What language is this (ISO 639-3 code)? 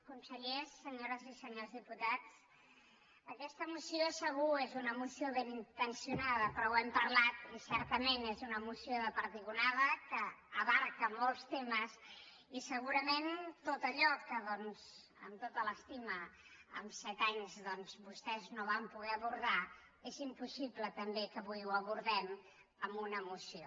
cat